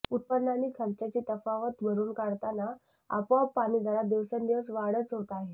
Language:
Marathi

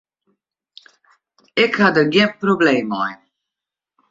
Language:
Western Frisian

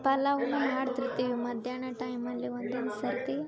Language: Kannada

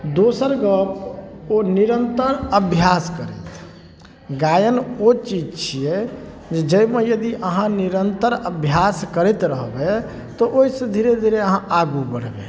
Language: Maithili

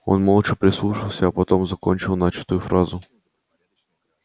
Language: Russian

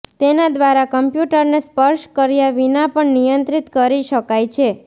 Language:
Gujarati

